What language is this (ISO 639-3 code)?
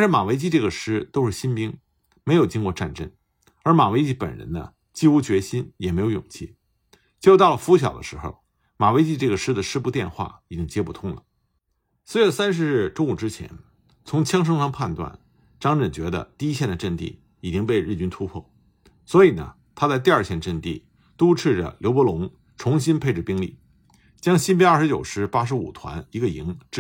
zho